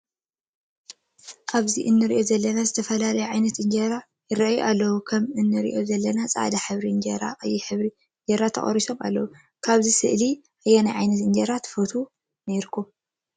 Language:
Tigrinya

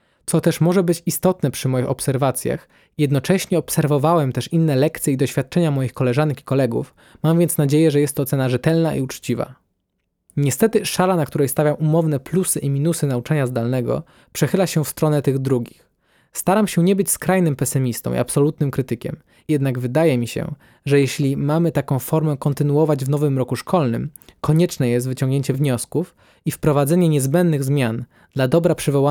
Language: Polish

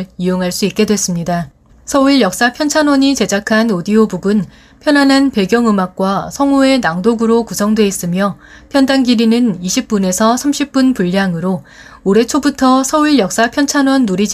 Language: Korean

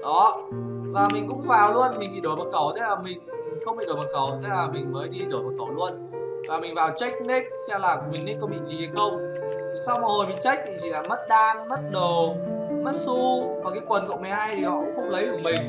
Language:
Vietnamese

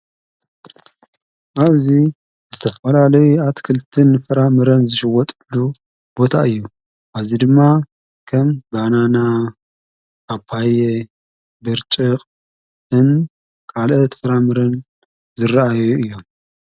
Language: Tigrinya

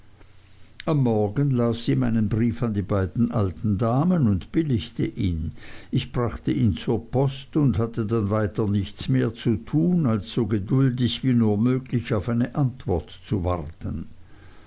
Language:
German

